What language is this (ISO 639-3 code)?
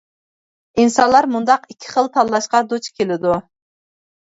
uig